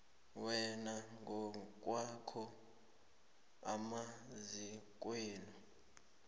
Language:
South Ndebele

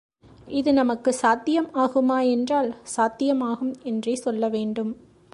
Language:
Tamil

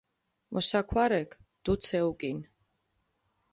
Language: Mingrelian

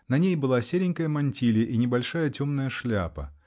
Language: Russian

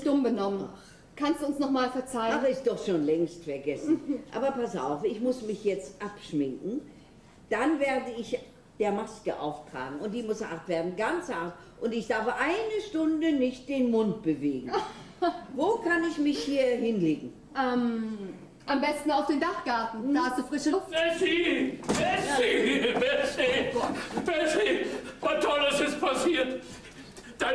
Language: German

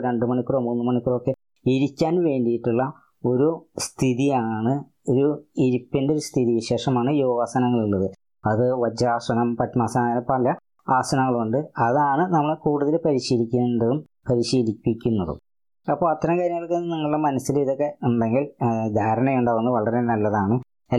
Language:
Malayalam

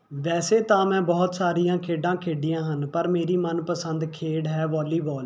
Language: Punjabi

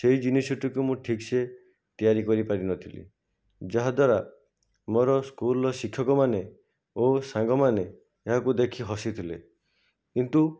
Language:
Odia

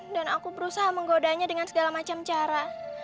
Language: Indonesian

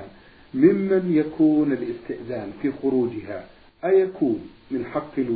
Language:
Arabic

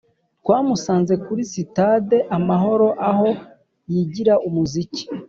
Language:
Kinyarwanda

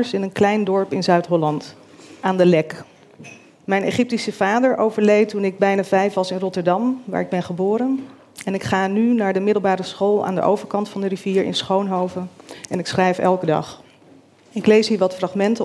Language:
Dutch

